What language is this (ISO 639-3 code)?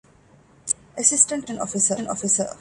div